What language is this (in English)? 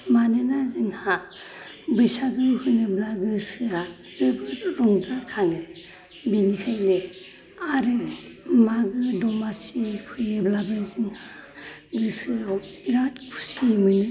Bodo